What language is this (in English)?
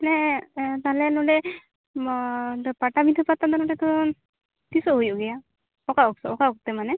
Santali